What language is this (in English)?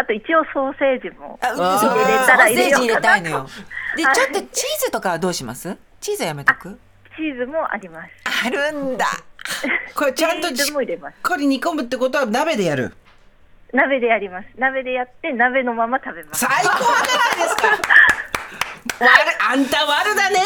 Japanese